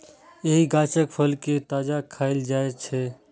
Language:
Maithili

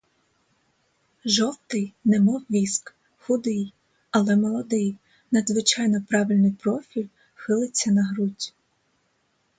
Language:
Ukrainian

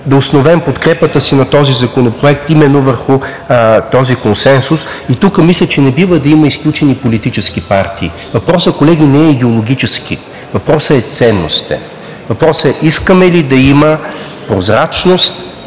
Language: Bulgarian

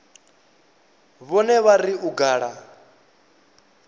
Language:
Venda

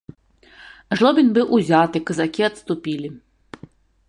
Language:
Belarusian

